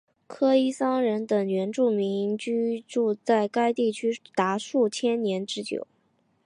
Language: Chinese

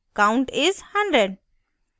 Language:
Hindi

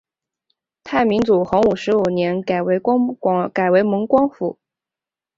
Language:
Chinese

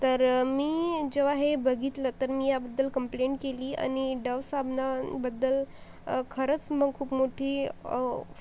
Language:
Marathi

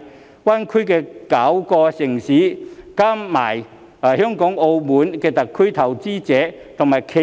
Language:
Cantonese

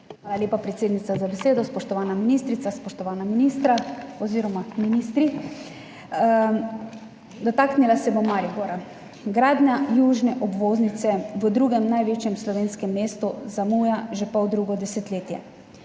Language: Slovenian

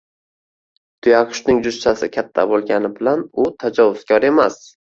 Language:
Uzbek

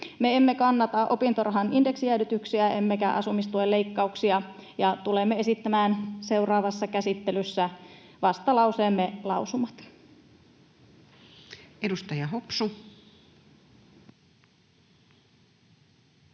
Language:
Finnish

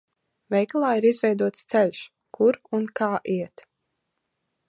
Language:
Latvian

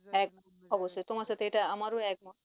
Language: Bangla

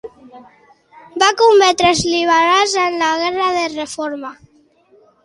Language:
Catalan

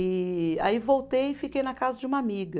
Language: Portuguese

